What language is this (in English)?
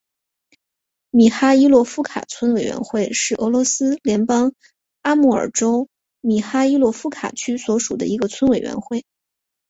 Chinese